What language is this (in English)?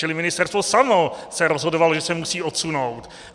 Czech